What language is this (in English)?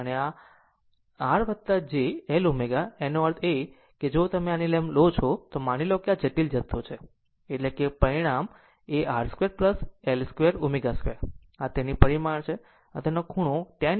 Gujarati